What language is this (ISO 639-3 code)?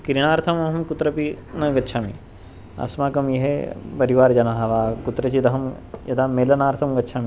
san